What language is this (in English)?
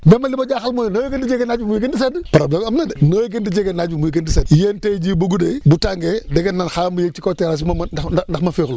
Wolof